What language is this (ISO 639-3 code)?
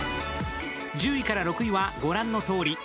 jpn